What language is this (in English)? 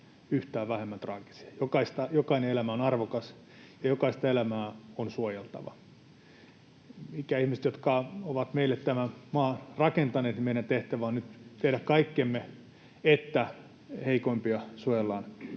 Finnish